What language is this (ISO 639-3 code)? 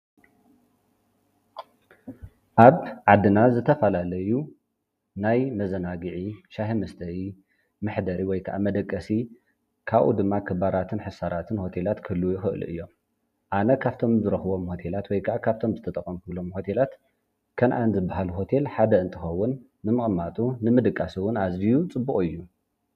tir